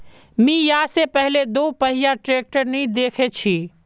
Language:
Magahi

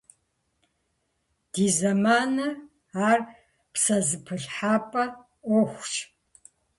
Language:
Kabardian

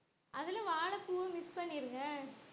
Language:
Tamil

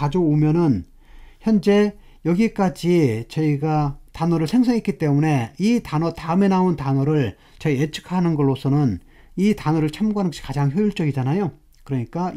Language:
Korean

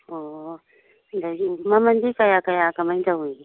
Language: Manipuri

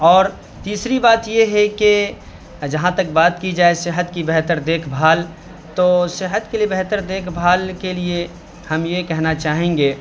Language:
Urdu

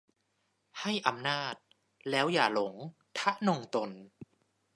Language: Thai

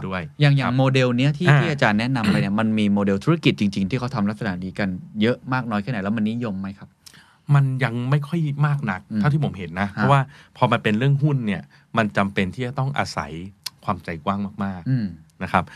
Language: Thai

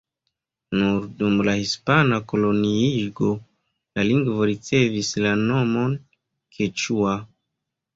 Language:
Esperanto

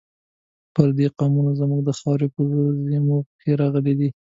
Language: Pashto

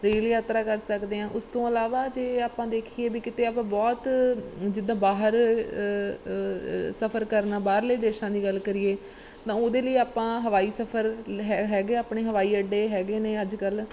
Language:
Punjabi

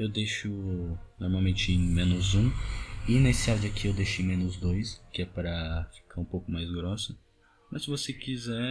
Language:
Portuguese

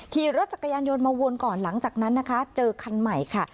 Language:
Thai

